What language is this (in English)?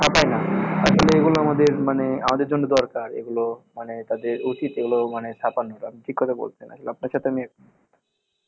Bangla